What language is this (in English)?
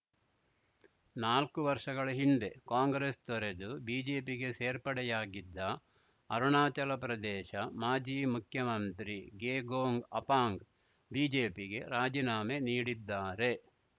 Kannada